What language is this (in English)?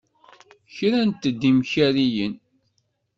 Kabyle